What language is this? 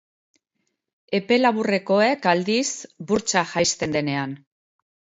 Basque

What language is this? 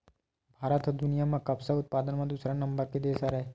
Chhattisgarhi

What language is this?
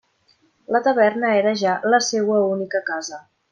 Catalan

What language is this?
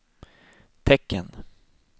Swedish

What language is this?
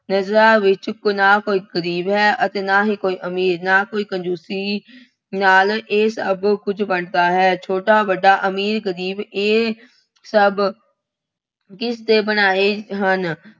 Punjabi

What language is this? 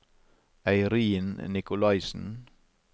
Norwegian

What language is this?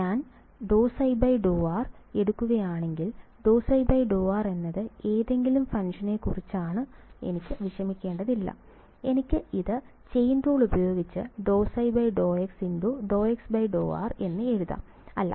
Malayalam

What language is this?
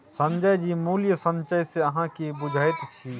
Maithili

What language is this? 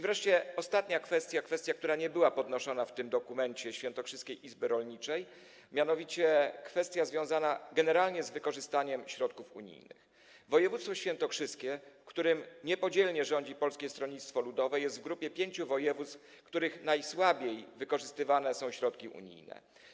Polish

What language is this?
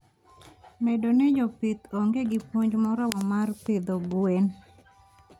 Luo (Kenya and Tanzania)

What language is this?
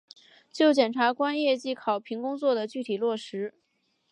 Chinese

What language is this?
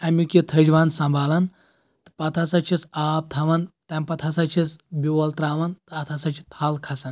Kashmiri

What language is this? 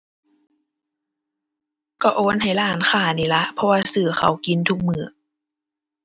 Thai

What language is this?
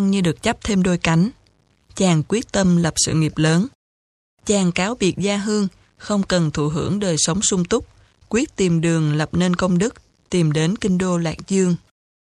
Vietnamese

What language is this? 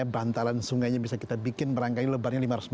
Indonesian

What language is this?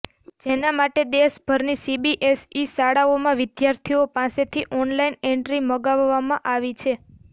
Gujarati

